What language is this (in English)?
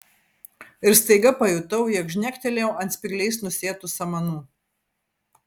Lithuanian